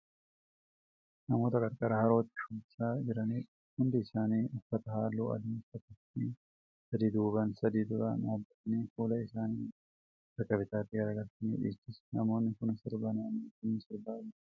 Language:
Oromo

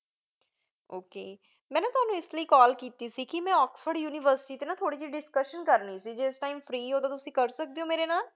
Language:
Punjabi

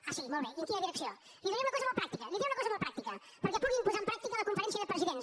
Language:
Catalan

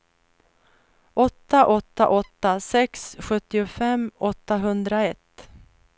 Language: Swedish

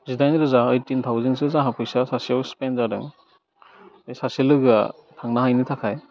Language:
Bodo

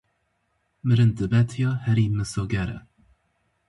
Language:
Kurdish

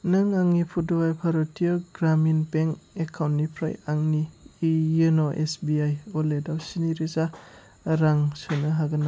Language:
Bodo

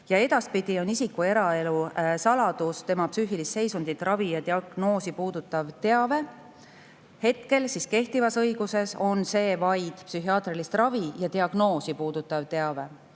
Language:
Estonian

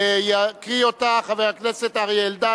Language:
Hebrew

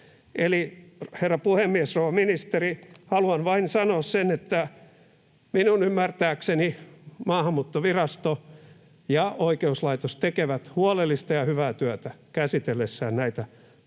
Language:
Finnish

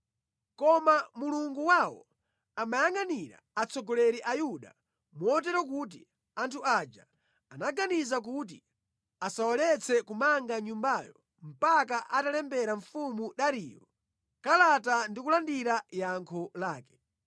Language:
Nyanja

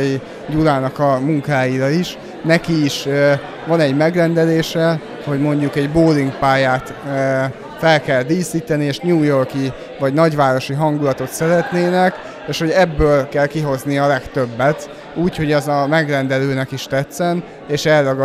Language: Hungarian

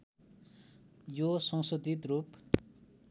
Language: Nepali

